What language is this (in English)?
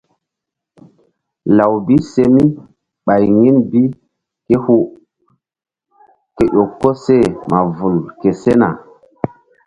Mbum